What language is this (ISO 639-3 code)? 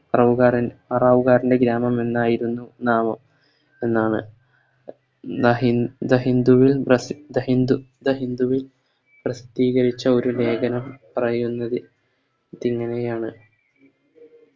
mal